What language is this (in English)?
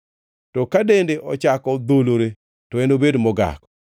Luo (Kenya and Tanzania)